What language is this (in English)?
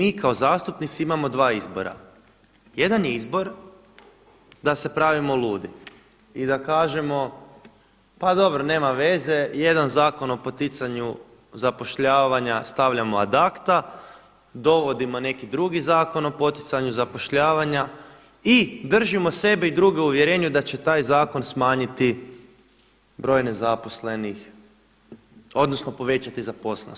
Croatian